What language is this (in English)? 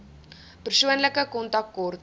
Afrikaans